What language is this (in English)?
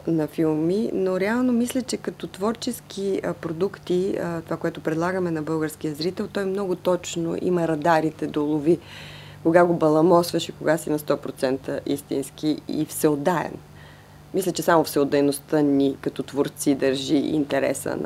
Bulgarian